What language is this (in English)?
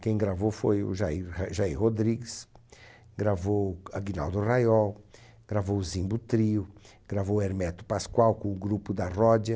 Portuguese